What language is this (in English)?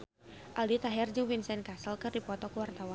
Sundanese